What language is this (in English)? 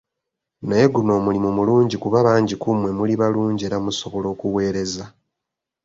Ganda